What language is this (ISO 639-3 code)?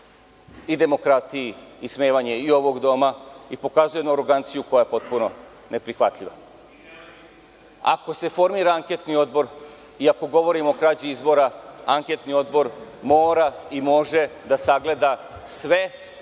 srp